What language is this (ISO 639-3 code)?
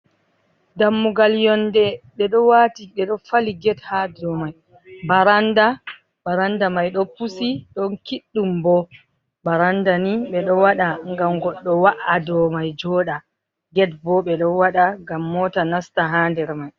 ful